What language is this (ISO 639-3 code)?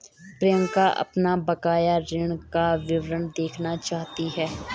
hin